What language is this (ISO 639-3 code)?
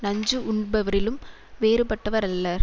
tam